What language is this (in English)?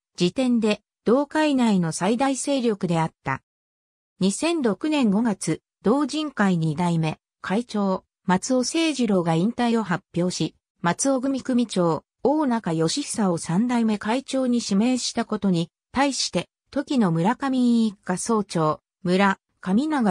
Japanese